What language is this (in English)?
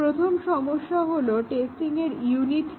Bangla